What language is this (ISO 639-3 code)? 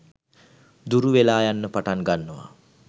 sin